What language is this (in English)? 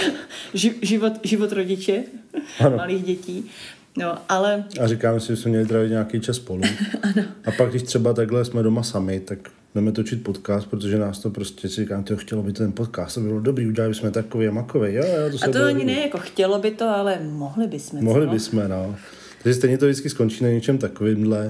Czech